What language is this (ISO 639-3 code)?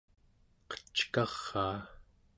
esu